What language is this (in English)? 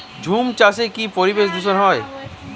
Bangla